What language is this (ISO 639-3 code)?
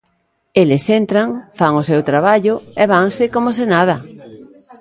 glg